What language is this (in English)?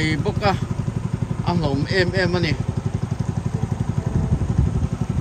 Thai